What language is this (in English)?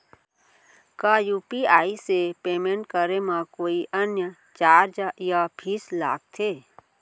Chhattisgarhi